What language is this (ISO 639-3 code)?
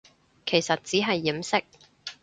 yue